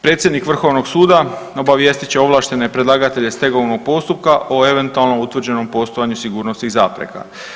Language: Croatian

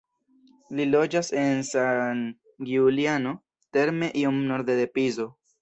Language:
Esperanto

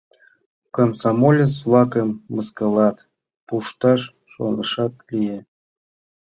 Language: Mari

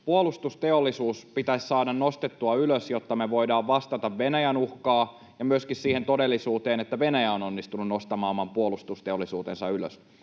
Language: Finnish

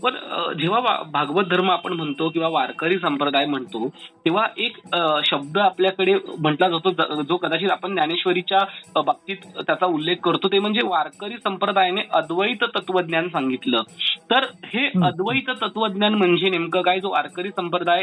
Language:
Marathi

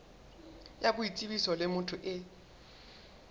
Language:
Southern Sotho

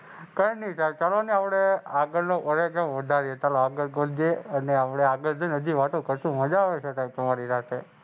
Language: Gujarati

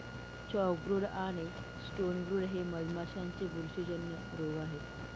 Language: Marathi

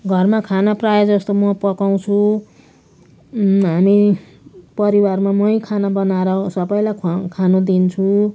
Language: Nepali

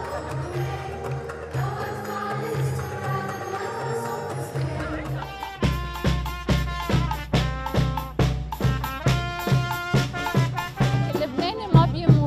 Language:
Arabic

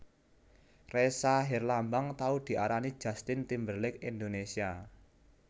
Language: Javanese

